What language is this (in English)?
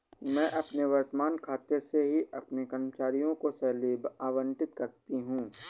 Hindi